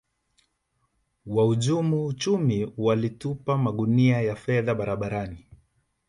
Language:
Swahili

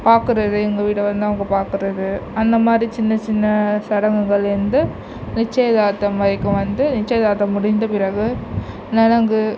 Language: Tamil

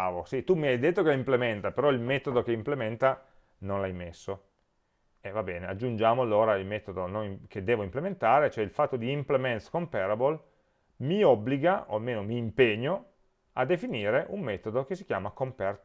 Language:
Italian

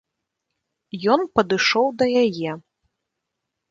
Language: Belarusian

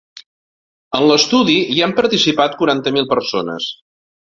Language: Catalan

